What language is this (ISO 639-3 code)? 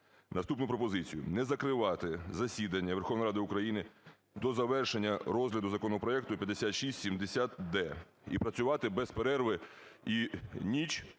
ukr